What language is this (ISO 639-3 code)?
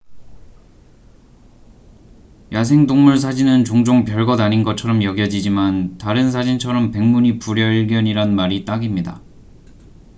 kor